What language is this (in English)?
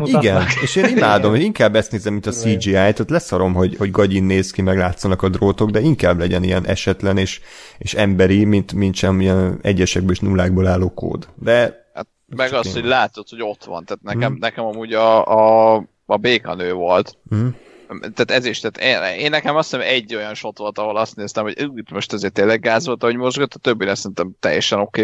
Hungarian